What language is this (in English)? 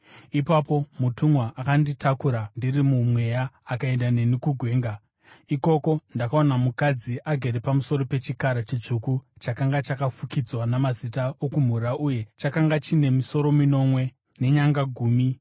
Shona